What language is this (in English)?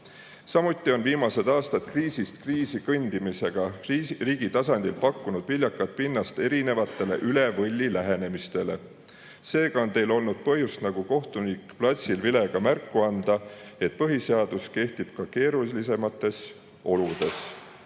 Estonian